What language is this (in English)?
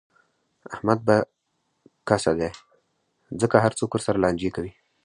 Pashto